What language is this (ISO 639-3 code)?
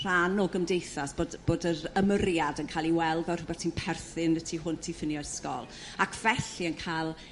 cym